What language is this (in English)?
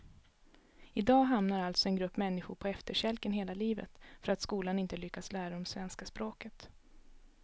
Swedish